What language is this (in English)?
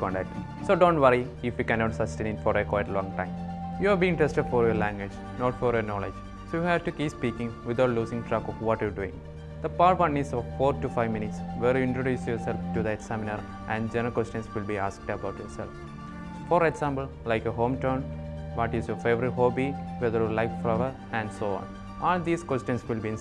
English